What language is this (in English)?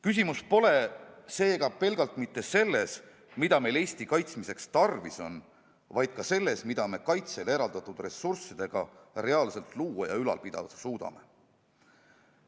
Estonian